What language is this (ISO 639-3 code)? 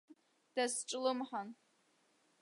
abk